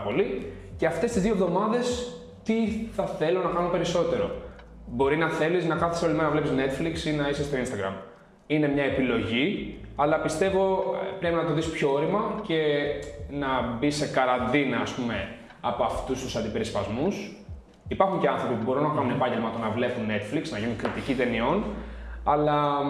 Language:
Greek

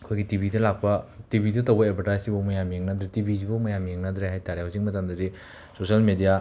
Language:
Manipuri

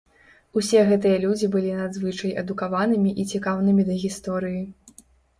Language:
Belarusian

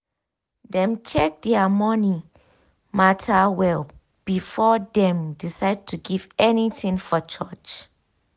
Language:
Nigerian Pidgin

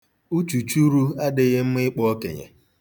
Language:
Igbo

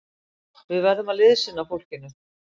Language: Icelandic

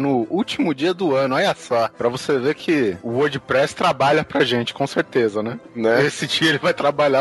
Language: Portuguese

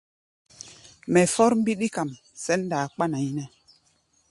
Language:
Gbaya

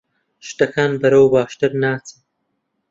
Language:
Central Kurdish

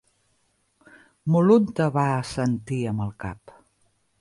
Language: Catalan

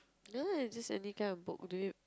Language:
English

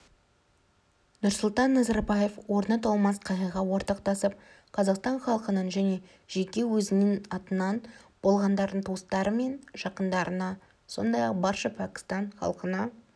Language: Kazakh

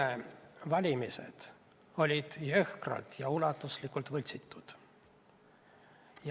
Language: Estonian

